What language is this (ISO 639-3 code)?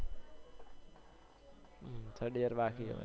guj